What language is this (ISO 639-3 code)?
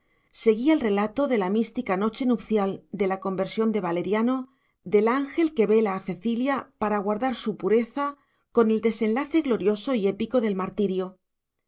spa